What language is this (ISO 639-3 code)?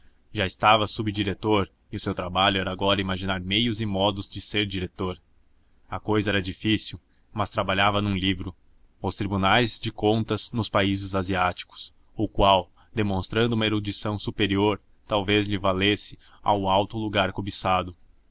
por